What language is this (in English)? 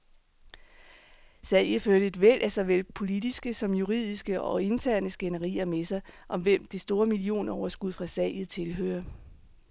Danish